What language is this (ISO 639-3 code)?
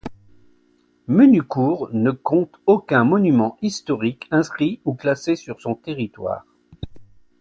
fra